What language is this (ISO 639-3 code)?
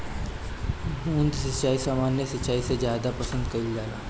bho